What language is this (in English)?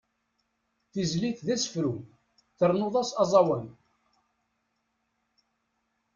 Kabyle